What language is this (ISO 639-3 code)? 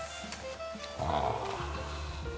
jpn